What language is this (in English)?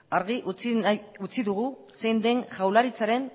Basque